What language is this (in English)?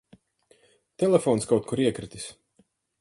Latvian